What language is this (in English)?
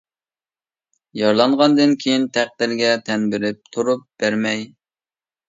Uyghur